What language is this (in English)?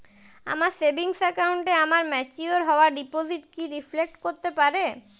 Bangla